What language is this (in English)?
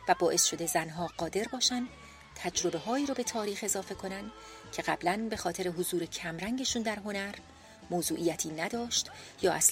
Persian